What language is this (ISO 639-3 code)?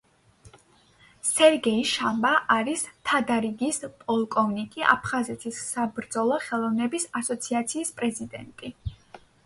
kat